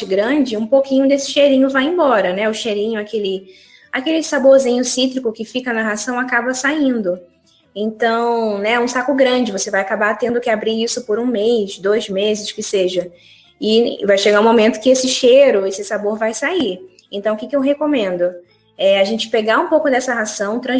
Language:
Portuguese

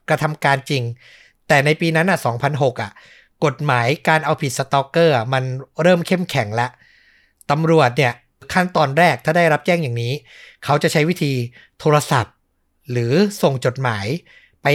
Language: Thai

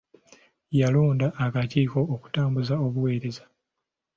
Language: Ganda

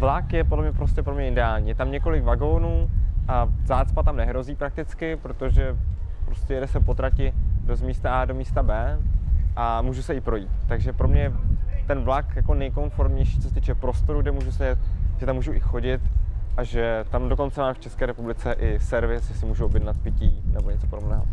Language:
Czech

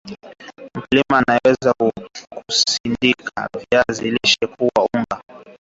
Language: Swahili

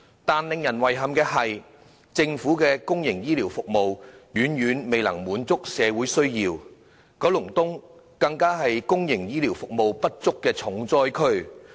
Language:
Cantonese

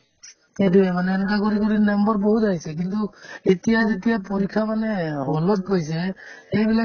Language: Assamese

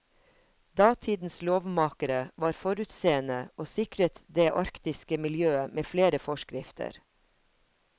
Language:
Norwegian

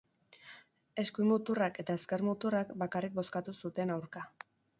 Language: Basque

